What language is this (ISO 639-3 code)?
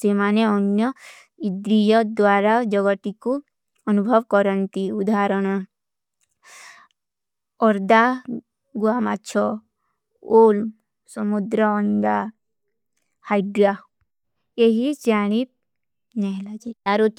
uki